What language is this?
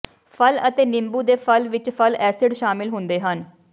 Punjabi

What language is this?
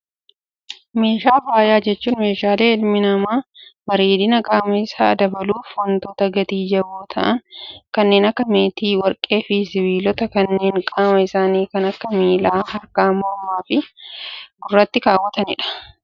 Oromo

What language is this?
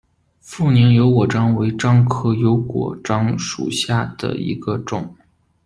Chinese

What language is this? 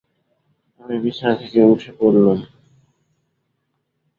Bangla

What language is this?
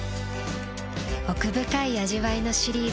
Japanese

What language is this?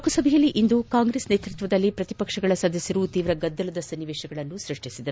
Kannada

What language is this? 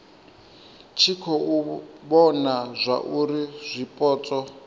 Venda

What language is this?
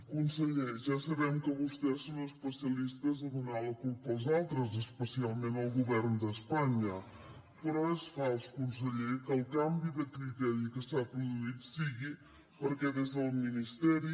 Catalan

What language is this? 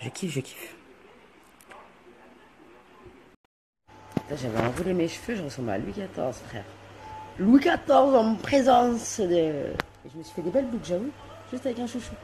French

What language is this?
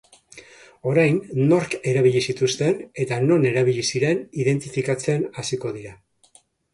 Basque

